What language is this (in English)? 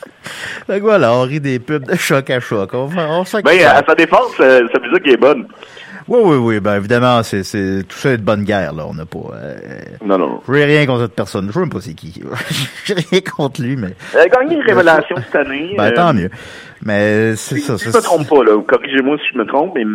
French